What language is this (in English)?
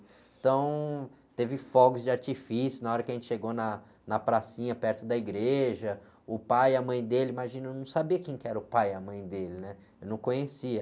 Portuguese